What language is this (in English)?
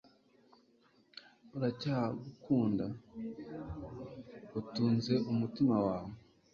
Kinyarwanda